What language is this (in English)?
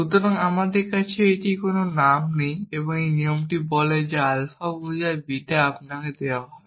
Bangla